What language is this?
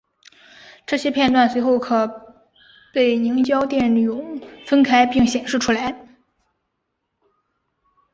Chinese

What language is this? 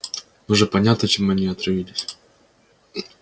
Russian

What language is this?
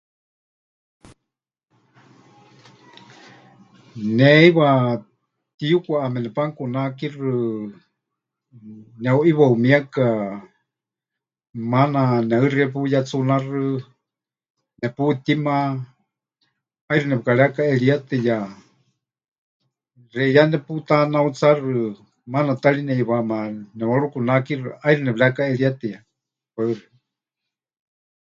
Huichol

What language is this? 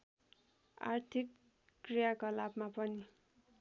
Nepali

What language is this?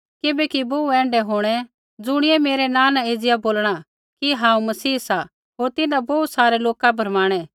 Kullu Pahari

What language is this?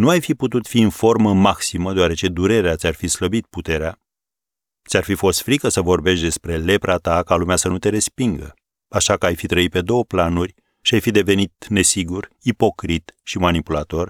Romanian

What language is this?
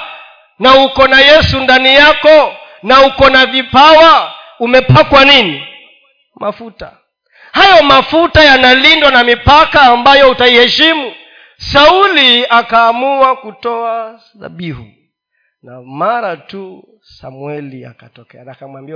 Swahili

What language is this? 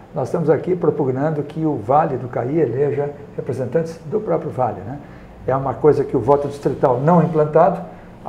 Portuguese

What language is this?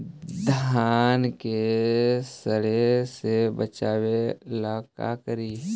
Magahi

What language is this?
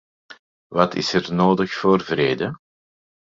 Dutch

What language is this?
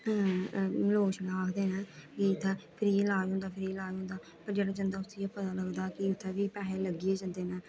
Dogri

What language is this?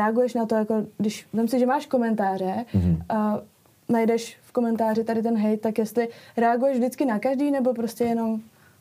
Czech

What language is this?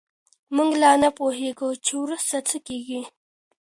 Pashto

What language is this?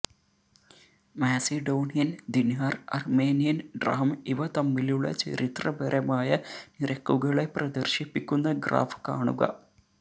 Malayalam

